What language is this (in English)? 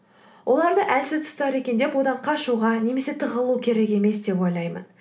Kazakh